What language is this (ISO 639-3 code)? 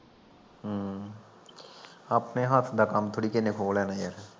pan